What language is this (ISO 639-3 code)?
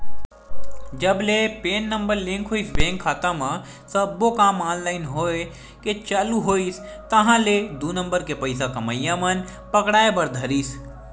hne